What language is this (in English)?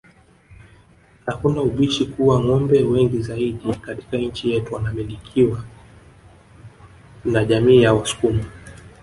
Swahili